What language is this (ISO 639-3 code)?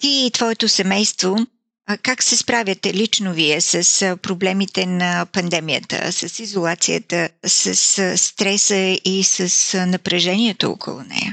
bul